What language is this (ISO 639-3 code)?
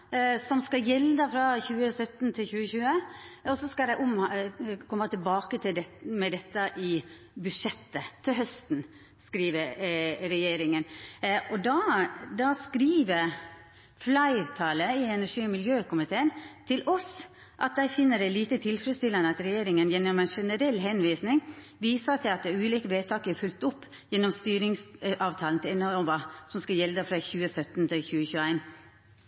nno